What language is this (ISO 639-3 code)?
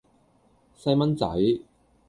yue